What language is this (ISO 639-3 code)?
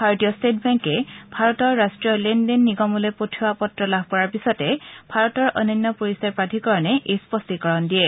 asm